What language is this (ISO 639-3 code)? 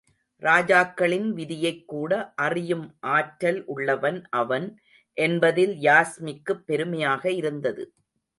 tam